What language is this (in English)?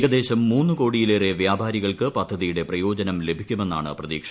Malayalam